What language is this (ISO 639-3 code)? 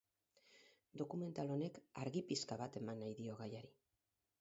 eus